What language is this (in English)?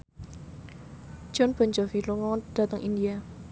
Javanese